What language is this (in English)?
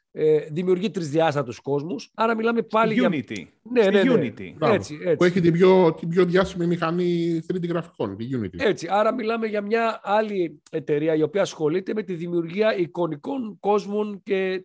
Greek